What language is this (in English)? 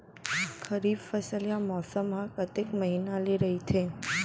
Chhattisgarhi